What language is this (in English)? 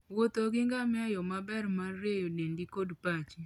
Luo (Kenya and Tanzania)